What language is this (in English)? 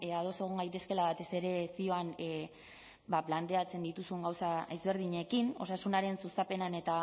Basque